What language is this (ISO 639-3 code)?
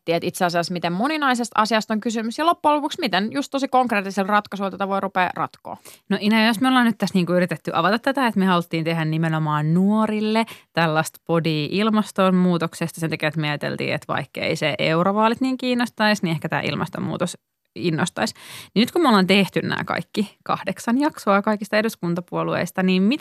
fin